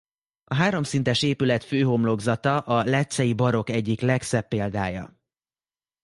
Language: Hungarian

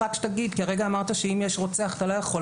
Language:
Hebrew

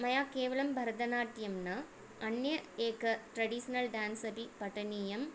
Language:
Sanskrit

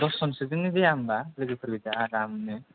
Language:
Bodo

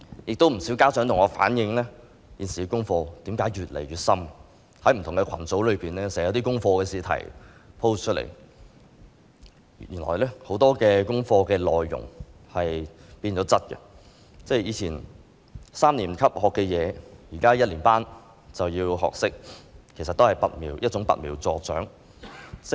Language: Cantonese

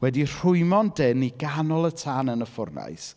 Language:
Welsh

